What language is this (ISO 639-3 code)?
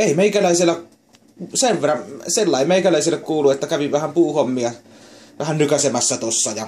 fin